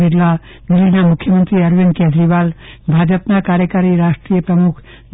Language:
Gujarati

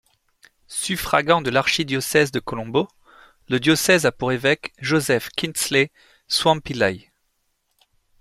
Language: French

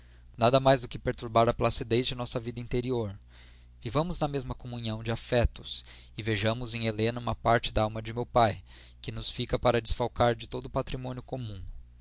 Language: Portuguese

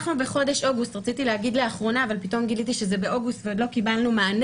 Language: Hebrew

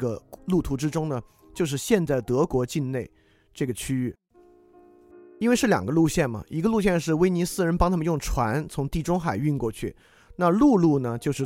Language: Chinese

